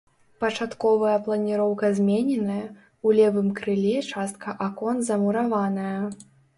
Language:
Belarusian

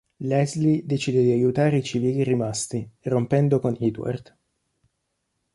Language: Italian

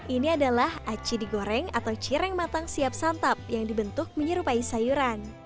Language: Indonesian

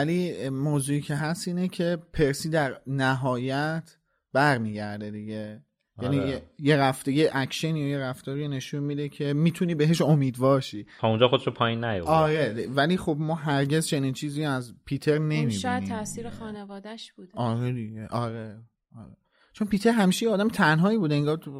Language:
Persian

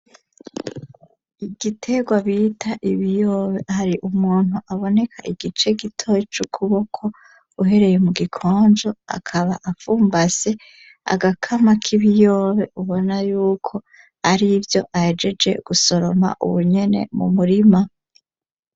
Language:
Rundi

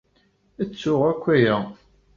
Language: Kabyle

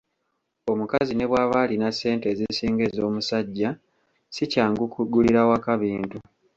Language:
Ganda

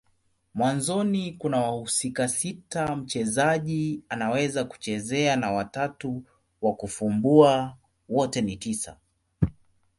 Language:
Swahili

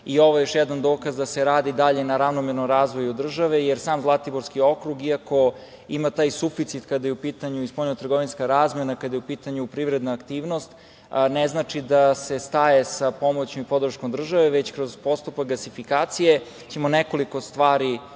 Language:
Serbian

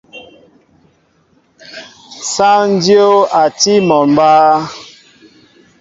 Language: Mbo (Cameroon)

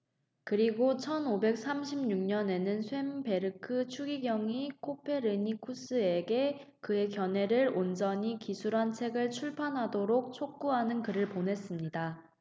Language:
Korean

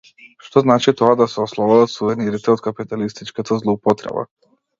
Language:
Macedonian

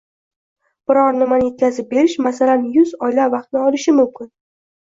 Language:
Uzbek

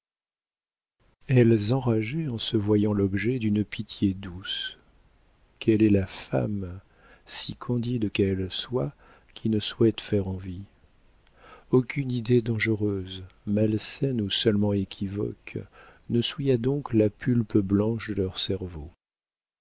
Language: French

